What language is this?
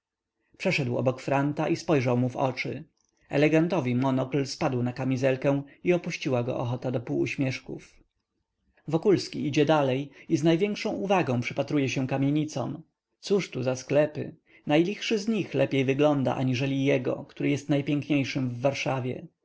Polish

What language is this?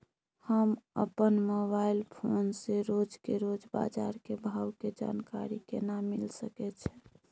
Maithili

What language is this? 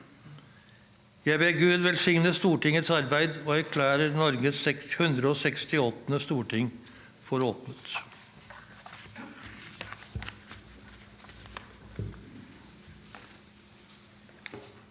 Norwegian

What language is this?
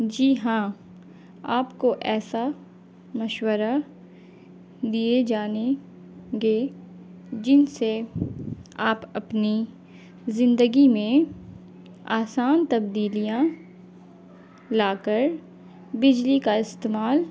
Urdu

